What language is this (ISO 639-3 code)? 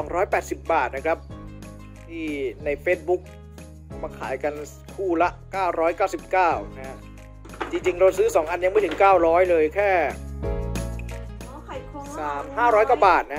tha